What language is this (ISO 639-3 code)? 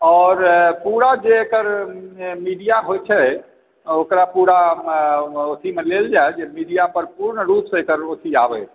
mai